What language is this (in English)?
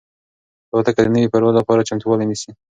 Pashto